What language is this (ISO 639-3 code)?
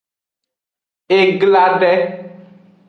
ajg